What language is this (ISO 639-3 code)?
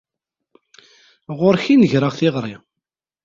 kab